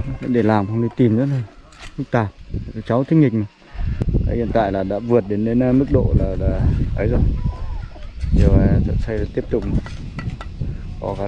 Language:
Vietnamese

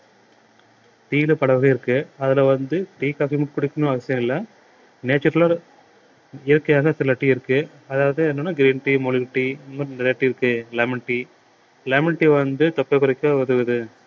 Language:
Tamil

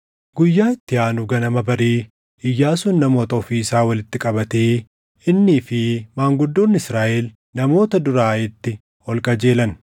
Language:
Oromo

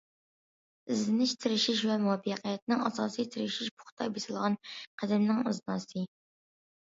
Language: Uyghur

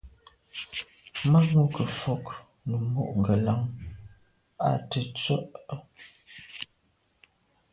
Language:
Medumba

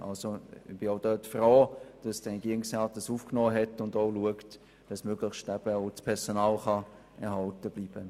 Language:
Swiss German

